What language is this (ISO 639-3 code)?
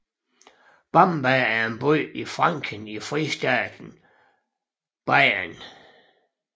dan